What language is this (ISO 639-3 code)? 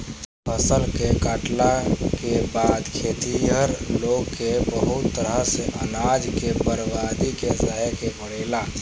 bho